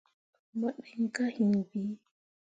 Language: Mundang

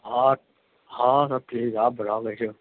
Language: Urdu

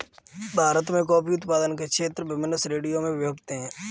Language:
Hindi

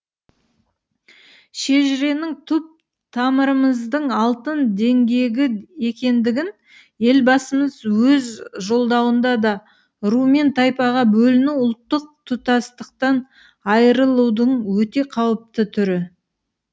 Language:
Kazakh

